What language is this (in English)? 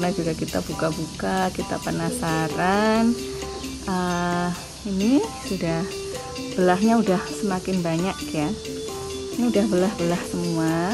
Indonesian